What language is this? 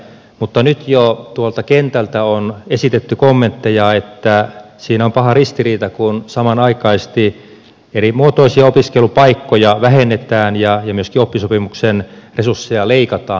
Finnish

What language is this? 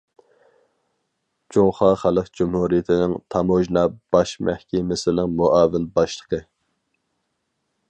Uyghur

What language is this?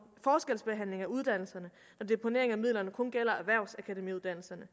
Danish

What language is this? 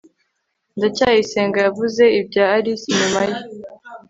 Kinyarwanda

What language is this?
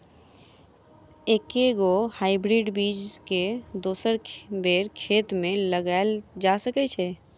Maithili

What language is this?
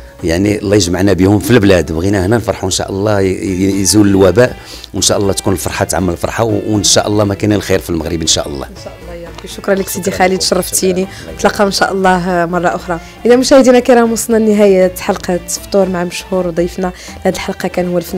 Arabic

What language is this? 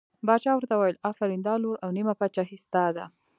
Pashto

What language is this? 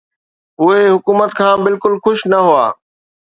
Sindhi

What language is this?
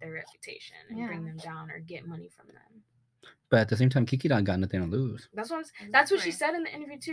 English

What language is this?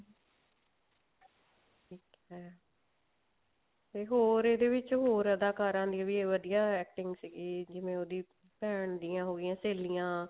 Punjabi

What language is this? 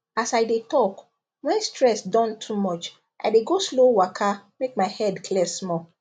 Nigerian Pidgin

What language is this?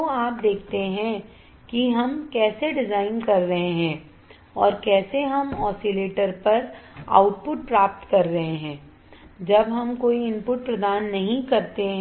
Hindi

